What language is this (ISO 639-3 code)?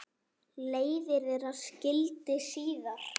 isl